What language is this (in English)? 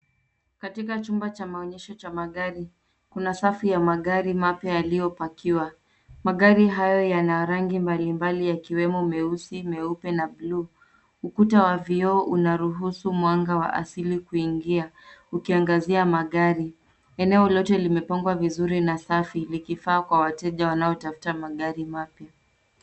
Swahili